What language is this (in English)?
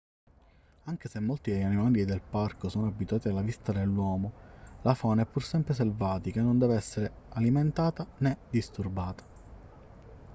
Italian